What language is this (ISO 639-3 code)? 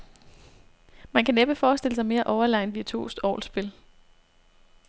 dan